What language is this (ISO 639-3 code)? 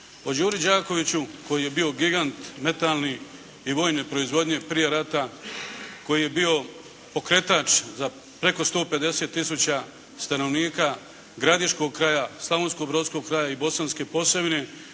hrv